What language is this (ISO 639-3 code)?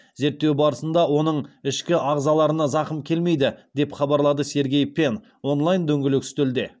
kaz